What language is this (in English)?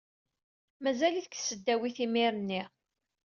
Kabyle